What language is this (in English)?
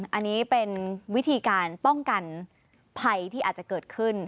Thai